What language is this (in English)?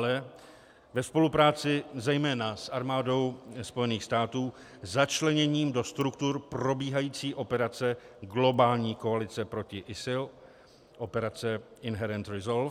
Czech